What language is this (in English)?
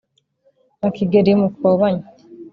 Kinyarwanda